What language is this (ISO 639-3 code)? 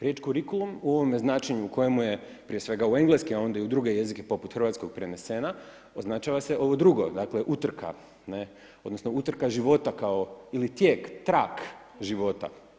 hrv